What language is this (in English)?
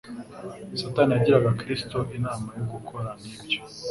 Kinyarwanda